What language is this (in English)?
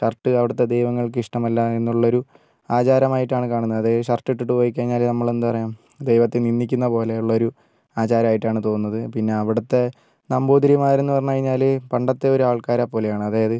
Malayalam